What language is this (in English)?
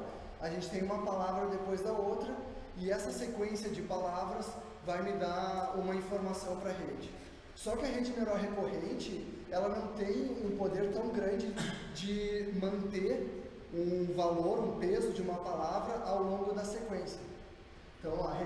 Portuguese